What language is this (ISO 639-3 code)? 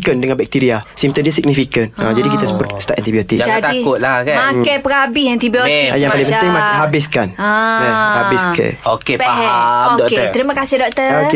msa